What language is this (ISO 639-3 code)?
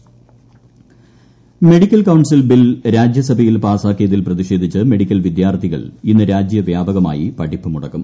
mal